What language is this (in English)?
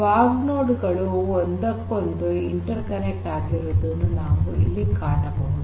Kannada